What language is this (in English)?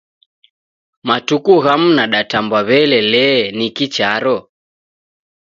Taita